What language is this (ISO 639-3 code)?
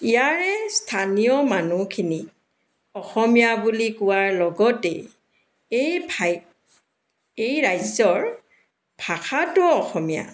asm